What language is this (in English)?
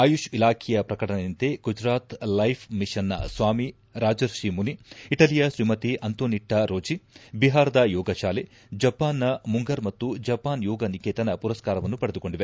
Kannada